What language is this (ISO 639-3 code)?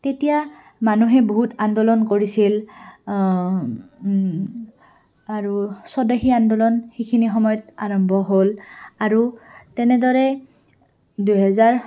asm